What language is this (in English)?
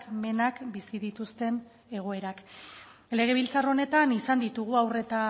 Basque